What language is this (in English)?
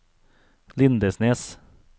Norwegian